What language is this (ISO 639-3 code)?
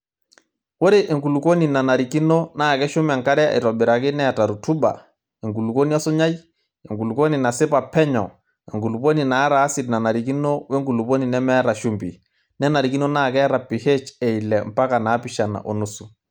mas